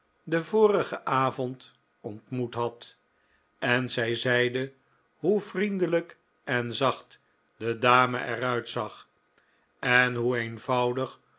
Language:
Dutch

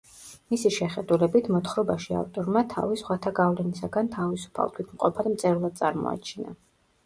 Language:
Georgian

